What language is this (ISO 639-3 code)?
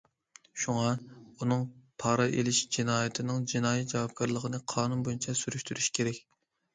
uig